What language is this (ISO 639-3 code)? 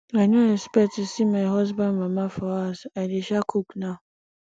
pcm